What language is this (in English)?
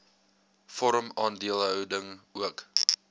Afrikaans